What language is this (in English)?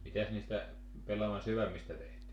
Finnish